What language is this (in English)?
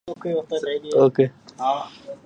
Arabic